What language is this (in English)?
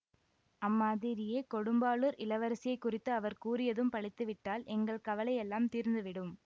Tamil